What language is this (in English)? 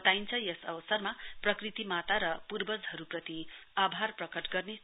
Nepali